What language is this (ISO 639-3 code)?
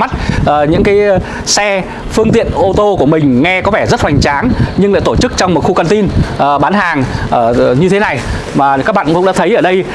vie